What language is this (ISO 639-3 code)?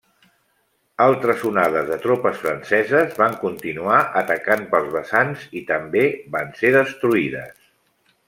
cat